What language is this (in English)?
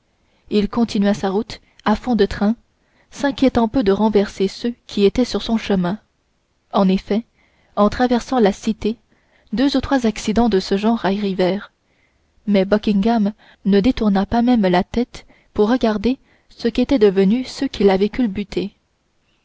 French